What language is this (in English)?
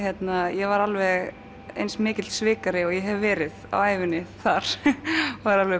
Icelandic